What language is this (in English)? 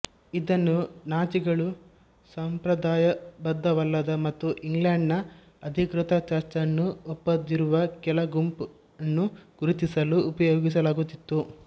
Kannada